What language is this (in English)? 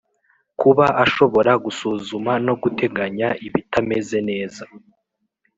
Kinyarwanda